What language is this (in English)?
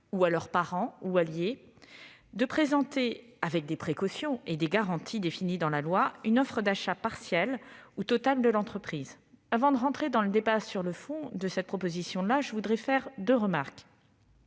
French